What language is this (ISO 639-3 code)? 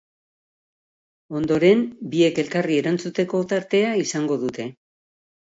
eus